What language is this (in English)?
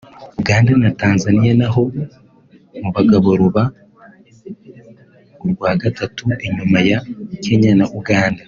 Kinyarwanda